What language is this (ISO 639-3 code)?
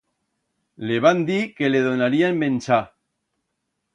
arg